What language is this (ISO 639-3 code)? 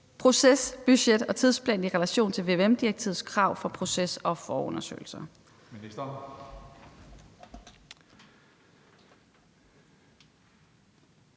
dan